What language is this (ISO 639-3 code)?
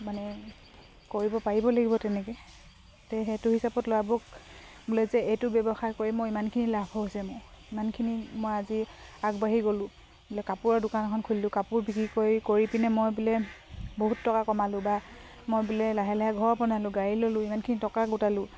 asm